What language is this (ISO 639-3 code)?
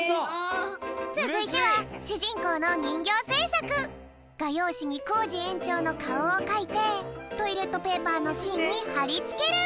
jpn